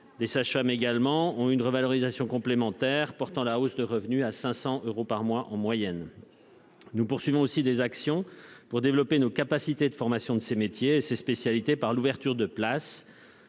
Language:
French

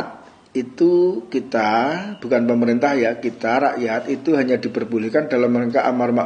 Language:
Indonesian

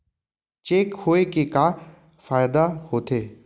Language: Chhattisgarhi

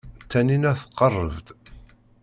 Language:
Kabyle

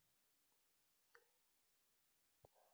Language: Telugu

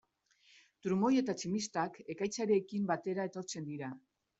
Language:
Basque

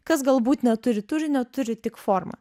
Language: Lithuanian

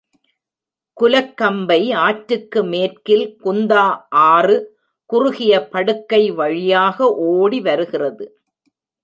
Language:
Tamil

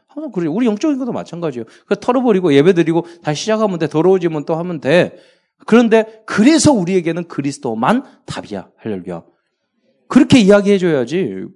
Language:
Korean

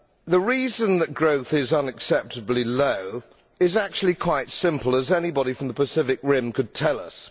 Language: English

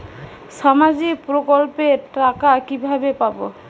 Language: Bangla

